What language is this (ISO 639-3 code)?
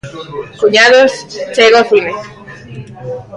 glg